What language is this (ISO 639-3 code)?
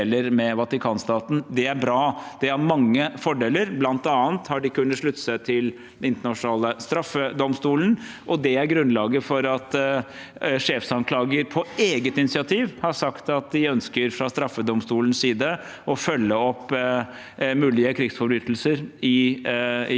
nor